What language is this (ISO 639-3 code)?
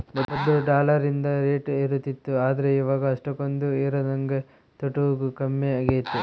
kan